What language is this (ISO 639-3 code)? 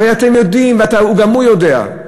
heb